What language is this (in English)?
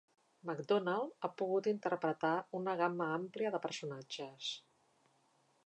Catalan